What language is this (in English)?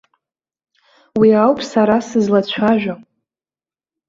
Abkhazian